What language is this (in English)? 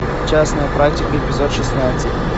Russian